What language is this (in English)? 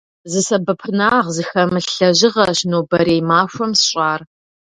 Kabardian